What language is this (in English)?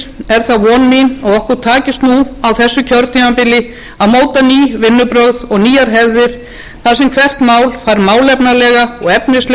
Icelandic